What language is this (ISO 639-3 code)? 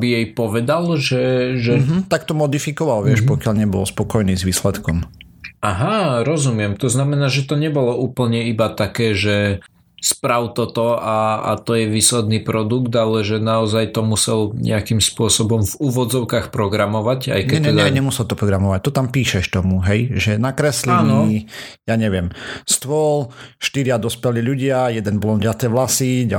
slk